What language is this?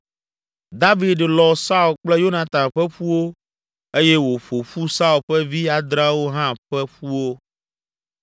Ewe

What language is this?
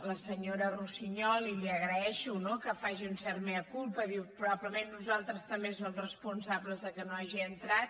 Catalan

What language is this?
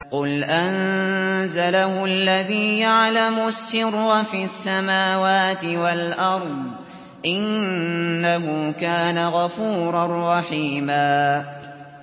Arabic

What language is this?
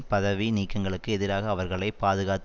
Tamil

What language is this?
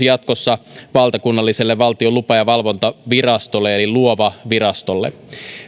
Finnish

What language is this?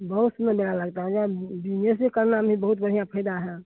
Hindi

